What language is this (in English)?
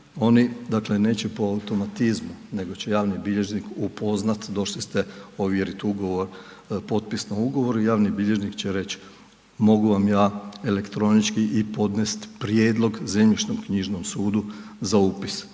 Croatian